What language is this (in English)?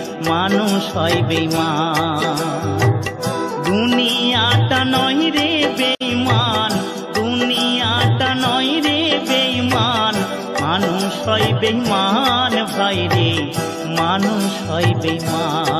Hindi